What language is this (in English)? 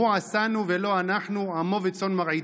Hebrew